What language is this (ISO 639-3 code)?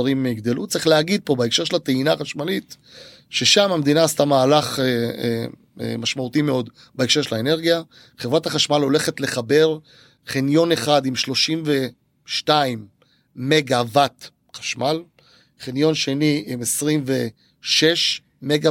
heb